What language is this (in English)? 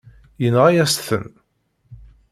Kabyle